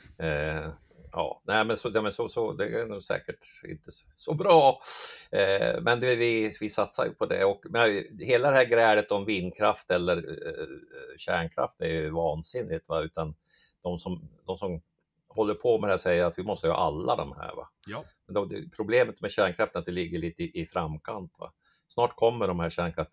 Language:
Swedish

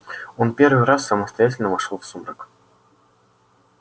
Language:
Russian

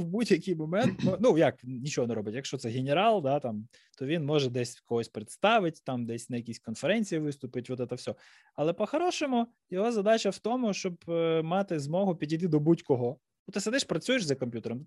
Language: Ukrainian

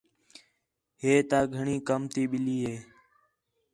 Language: Khetrani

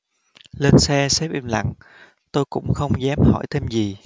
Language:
Vietnamese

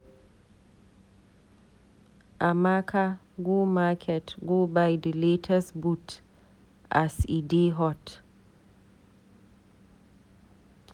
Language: Nigerian Pidgin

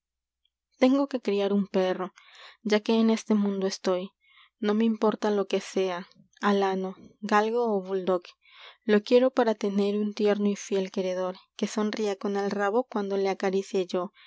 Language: Spanish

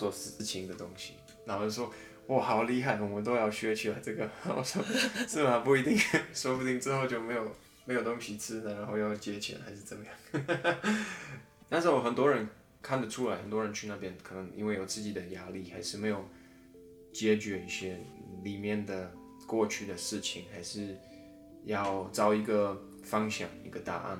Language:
Chinese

